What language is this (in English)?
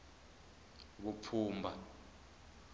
Tsonga